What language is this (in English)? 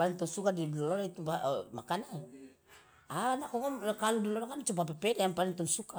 Loloda